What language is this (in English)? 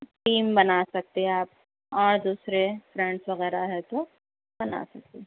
Urdu